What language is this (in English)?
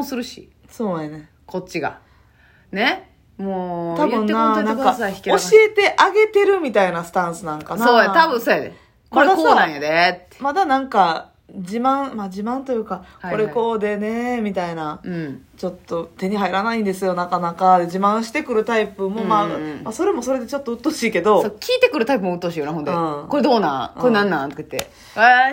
Japanese